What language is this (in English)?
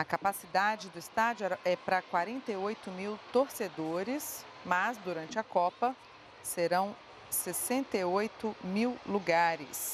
Portuguese